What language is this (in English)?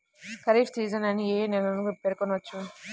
Telugu